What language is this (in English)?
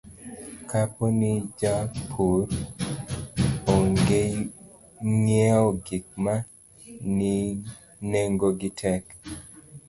Luo (Kenya and Tanzania)